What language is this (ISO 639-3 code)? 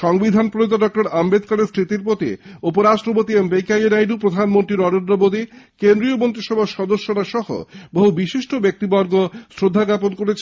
ben